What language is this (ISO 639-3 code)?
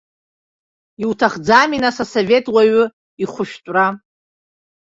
abk